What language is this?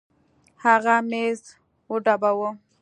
Pashto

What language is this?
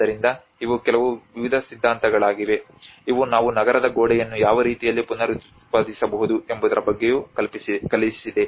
Kannada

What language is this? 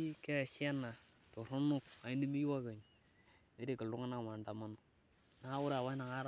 Masai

